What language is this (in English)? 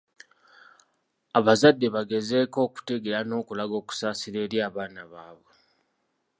Ganda